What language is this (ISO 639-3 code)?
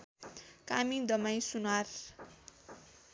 nep